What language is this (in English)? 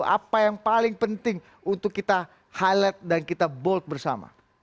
Indonesian